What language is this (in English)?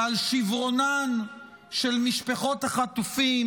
Hebrew